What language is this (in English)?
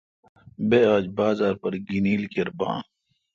Kalkoti